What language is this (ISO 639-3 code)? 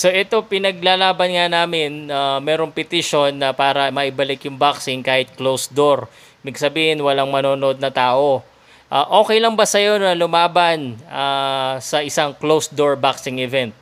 fil